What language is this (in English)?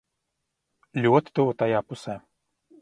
Latvian